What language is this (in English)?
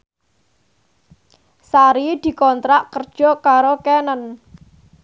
Javanese